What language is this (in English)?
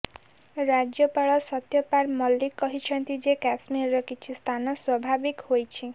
Odia